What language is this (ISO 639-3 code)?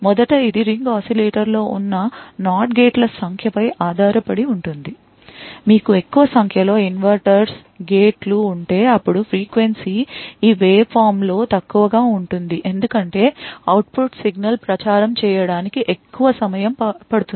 tel